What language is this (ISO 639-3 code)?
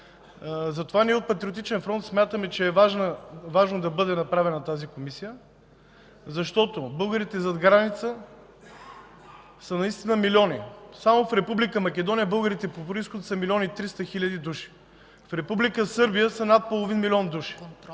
bul